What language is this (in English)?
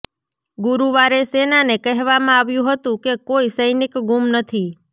Gujarati